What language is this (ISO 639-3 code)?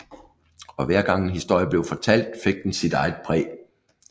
dan